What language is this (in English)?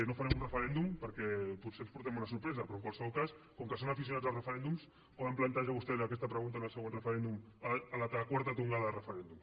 Catalan